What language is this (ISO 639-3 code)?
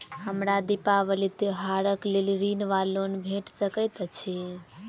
mai